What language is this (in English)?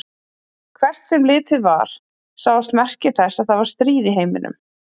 Icelandic